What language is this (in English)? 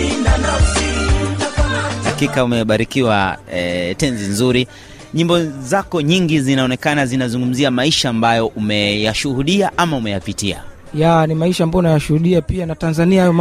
Swahili